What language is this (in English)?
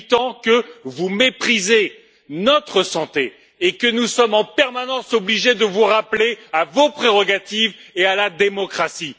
French